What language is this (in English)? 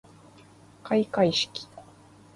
Japanese